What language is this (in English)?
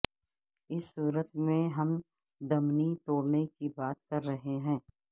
Urdu